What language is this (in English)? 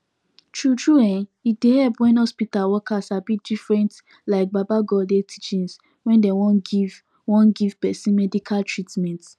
Nigerian Pidgin